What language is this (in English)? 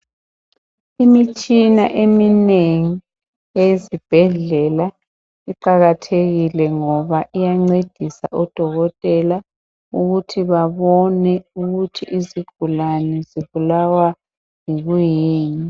North Ndebele